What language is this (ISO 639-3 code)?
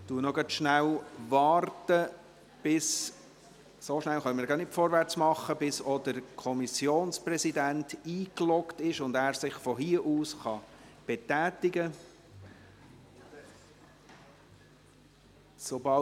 gsw